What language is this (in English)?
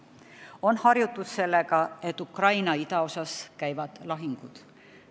Estonian